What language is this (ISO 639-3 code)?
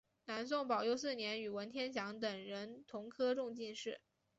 zho